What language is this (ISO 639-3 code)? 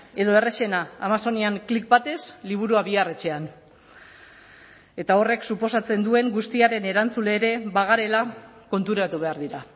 eus